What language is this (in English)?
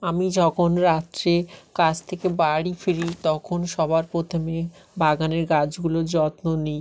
Bangla